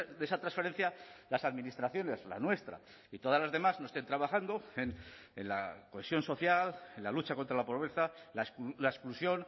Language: Spanish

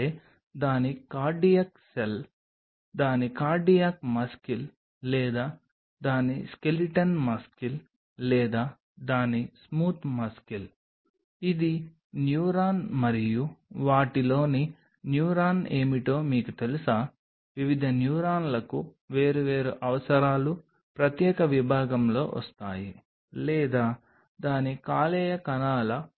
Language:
Telugu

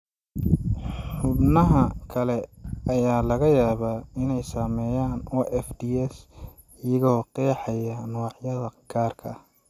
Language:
Somali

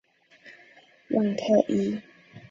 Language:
Chinese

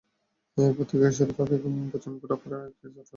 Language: Bangla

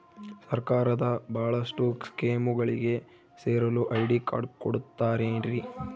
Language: Kannada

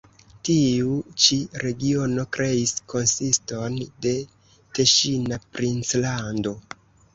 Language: Esperanto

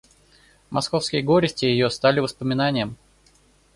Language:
Russian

